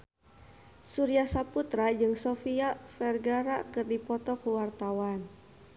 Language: Sundanese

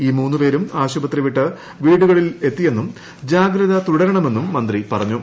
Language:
Malayalam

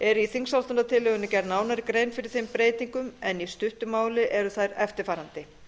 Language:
Icelandic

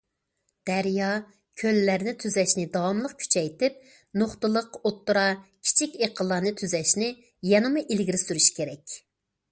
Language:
Uyghur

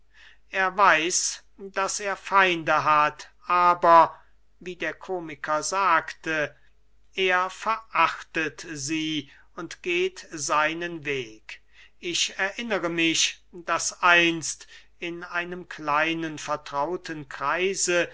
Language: German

